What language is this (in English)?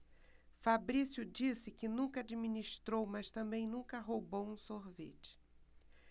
Portuguese